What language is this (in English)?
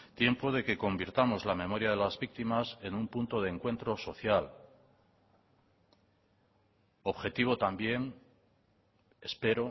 Spanish